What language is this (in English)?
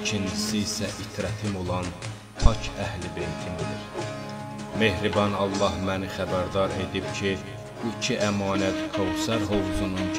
Turkish